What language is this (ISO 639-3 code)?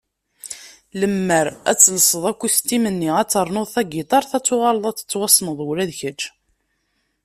kab